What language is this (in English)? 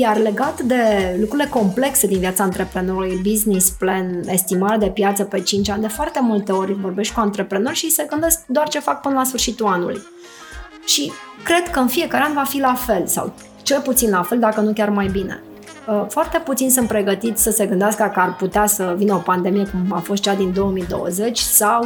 Romanian